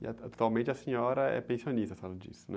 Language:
Portuguese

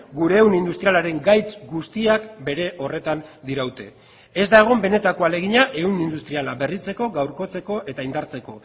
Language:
Basque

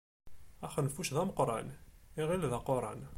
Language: Kabyle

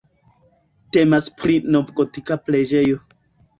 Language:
Esperanto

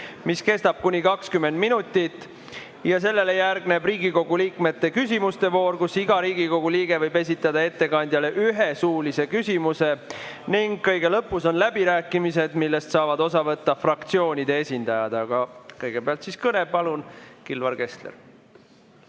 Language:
Estonian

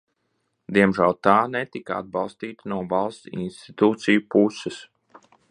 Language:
Latvian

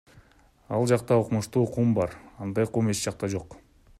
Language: Kyrgyz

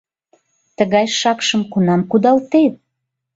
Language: Mari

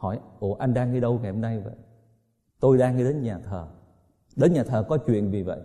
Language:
Vietnamese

